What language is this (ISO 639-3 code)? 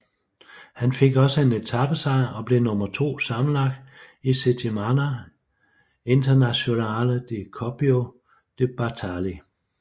dan